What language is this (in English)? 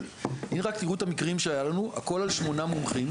Hebrew